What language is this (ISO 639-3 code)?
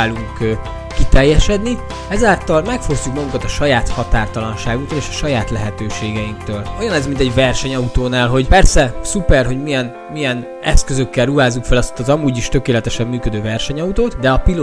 hun